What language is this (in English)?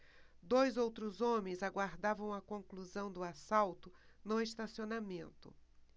Portuguese